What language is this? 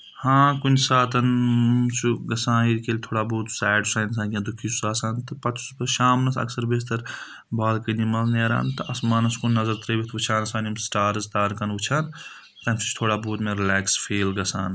Kashmiri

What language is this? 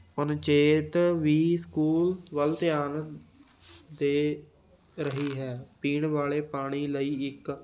Punjabi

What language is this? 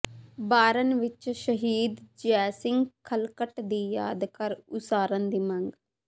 Punjabi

